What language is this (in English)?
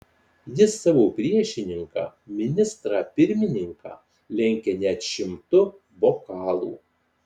Lithuanian